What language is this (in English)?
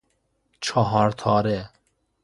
Persian